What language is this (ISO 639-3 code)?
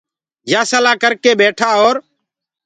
ggg